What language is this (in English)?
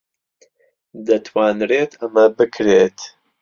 Central Kurdish